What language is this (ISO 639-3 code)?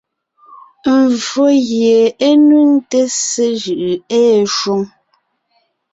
nnh